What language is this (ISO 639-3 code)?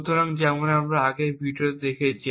ben